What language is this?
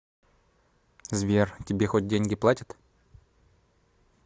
Russian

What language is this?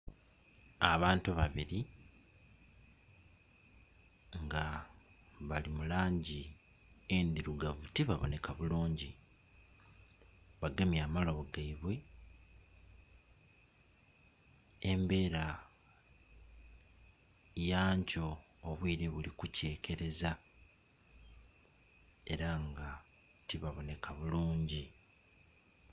Soga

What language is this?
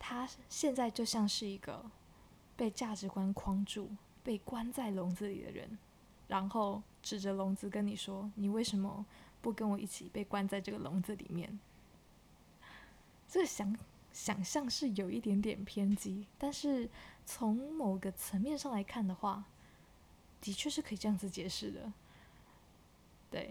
Chinese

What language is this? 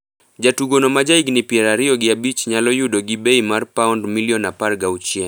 Luo (Kenya and Tanzania)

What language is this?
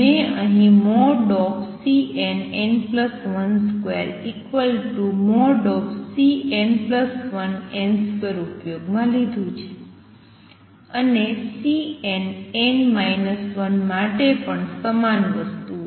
Gujarati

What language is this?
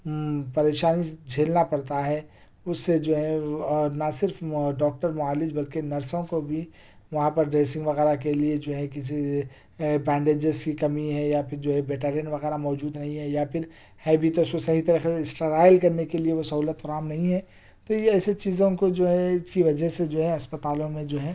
Urdu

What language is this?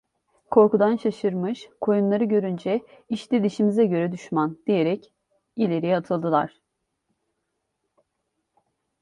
Turkish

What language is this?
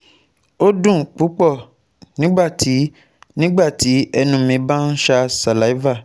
Yoruba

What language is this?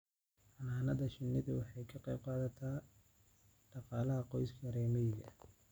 Somali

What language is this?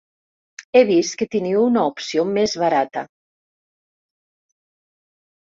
Catalan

